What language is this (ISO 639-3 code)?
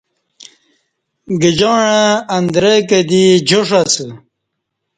bsh